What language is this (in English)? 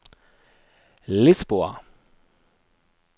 Norwegian